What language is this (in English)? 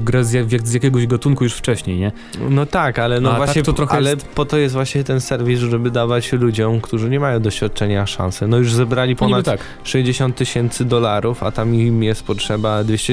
Polish